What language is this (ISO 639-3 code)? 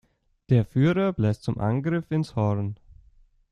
deu